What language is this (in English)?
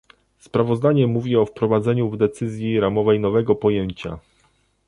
Polish